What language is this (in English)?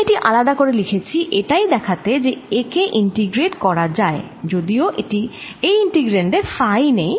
Bangla